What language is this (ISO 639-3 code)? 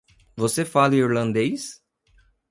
por